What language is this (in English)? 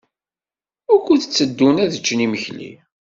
Kabyle